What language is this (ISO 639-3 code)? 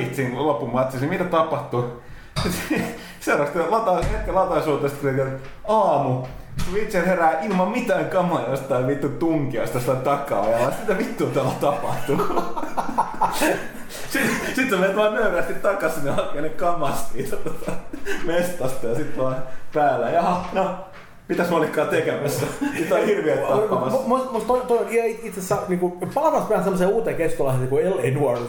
fin